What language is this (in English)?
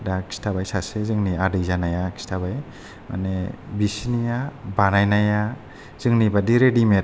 Bodo